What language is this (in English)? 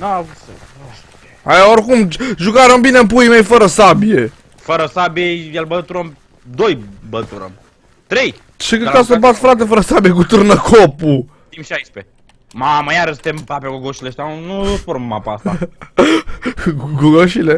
Romanian